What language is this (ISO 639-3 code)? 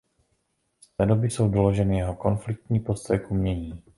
ces